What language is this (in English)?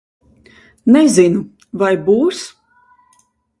Latvian